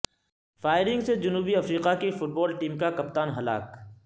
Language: Urdu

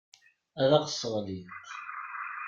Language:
Kabyle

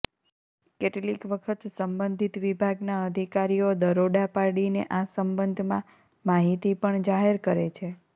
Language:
Gujarati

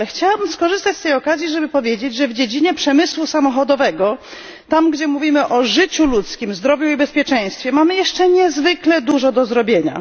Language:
Polish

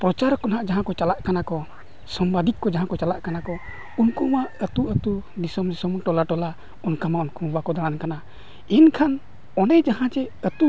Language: Santali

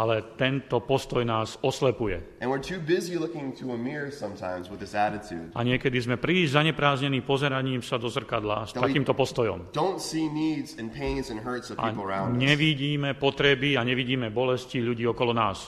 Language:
Slovak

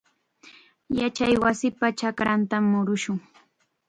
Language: Chiquián Ancash Quechua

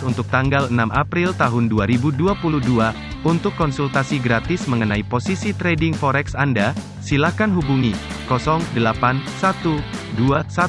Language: Indonesian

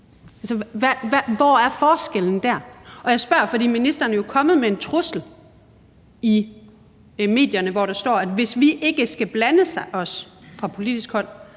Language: Danish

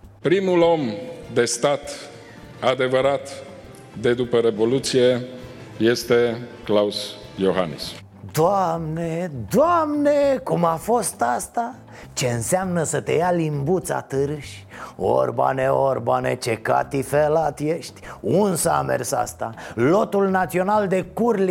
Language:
Romanian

